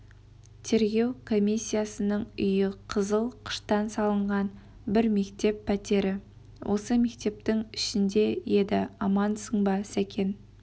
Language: Kazakh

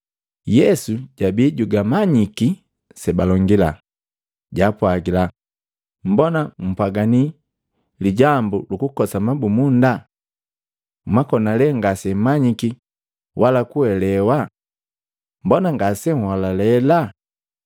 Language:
Matengo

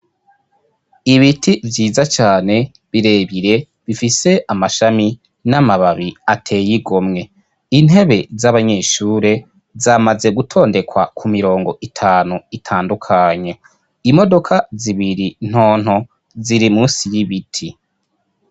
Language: Rundi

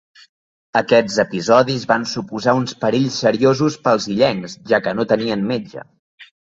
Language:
Catalan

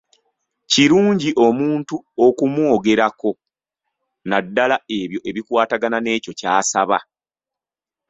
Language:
Ganda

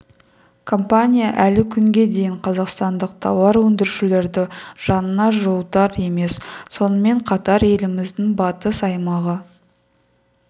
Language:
Kazakh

